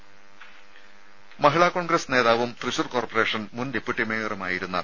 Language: Malayalam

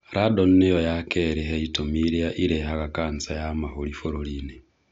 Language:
Kikuyu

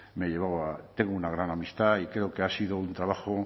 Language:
Spanish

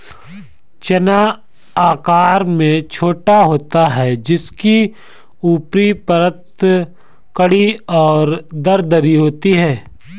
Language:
Hindi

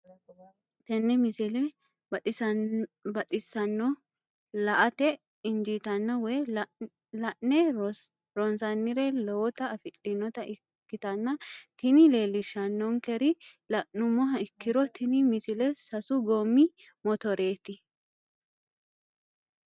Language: Sidamo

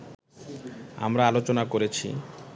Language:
Bangla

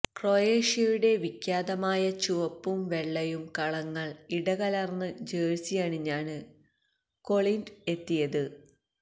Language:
Malayalam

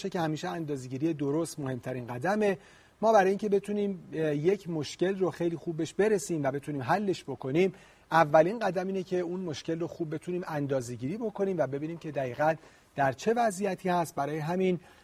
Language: Persian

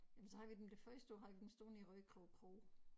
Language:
Danish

